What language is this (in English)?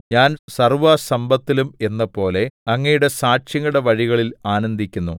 Malayalam